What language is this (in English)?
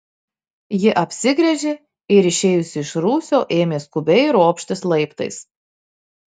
Lithuanian